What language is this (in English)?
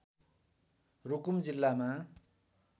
Nepali